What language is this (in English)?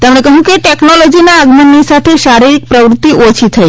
Gujarati